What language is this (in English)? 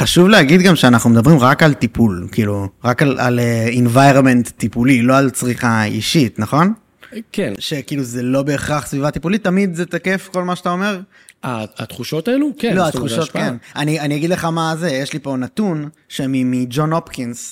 Hebrew